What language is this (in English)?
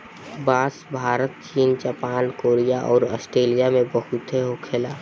Bhojpuri